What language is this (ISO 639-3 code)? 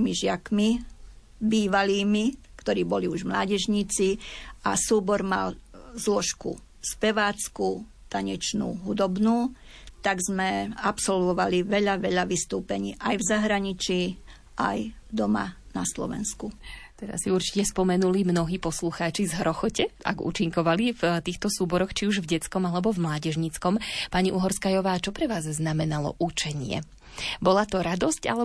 slk